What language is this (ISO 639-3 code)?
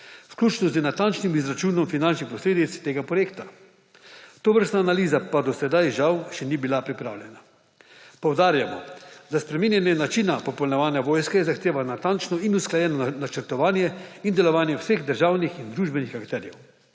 slv